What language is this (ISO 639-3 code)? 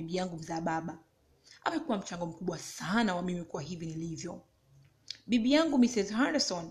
swa